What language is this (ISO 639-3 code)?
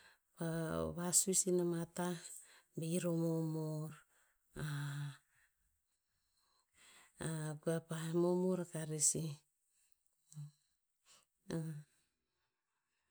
tpz